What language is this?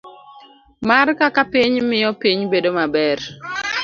Luo (Kenya and Tanzania)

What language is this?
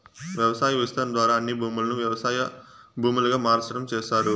Telugu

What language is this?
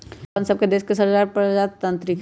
Magahi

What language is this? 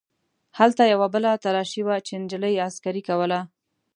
Pashto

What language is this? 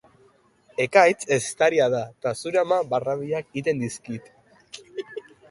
Basque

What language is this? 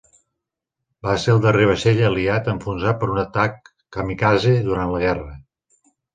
Catalan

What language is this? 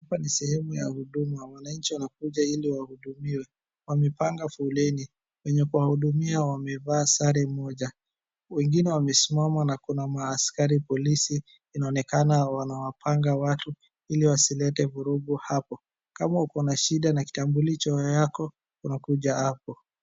Swahili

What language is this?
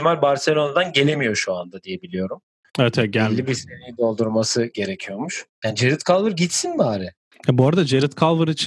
Turkish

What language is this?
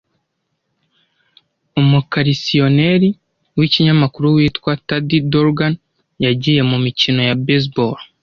Kinyarwanda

